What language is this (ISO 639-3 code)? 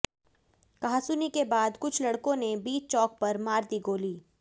hin